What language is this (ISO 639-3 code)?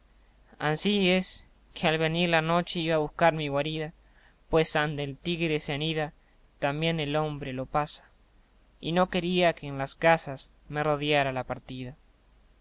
spa